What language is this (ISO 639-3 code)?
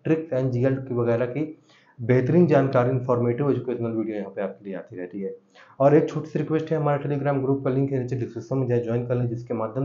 hin